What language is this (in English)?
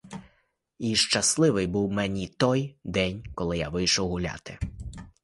Ukrainian